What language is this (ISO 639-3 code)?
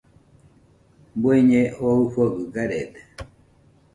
hux